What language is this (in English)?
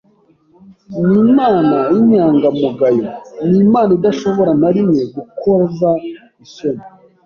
Kinyarwanda